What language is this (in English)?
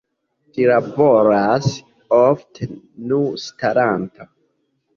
Esperanto